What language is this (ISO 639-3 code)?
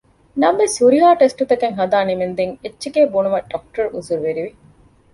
div